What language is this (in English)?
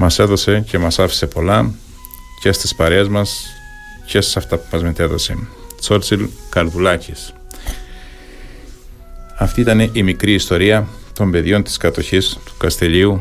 Greek